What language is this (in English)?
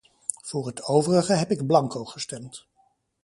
Dutch